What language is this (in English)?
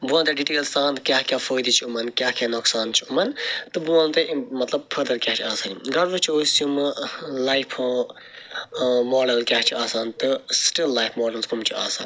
Kashmiri